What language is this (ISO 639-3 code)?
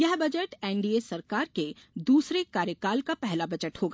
hin